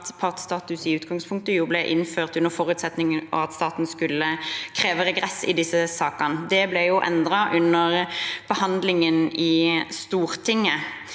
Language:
Norwegian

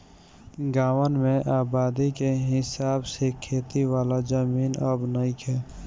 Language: Bhojpuri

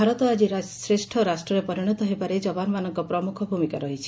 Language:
Odia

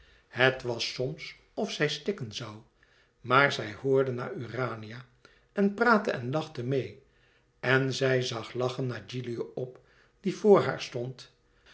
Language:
Dutch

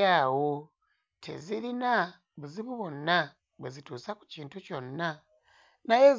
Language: Ganda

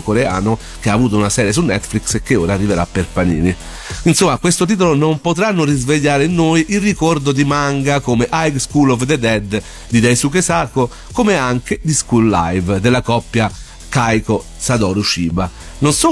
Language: Italian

